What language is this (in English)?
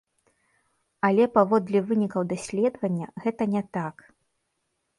Belarusian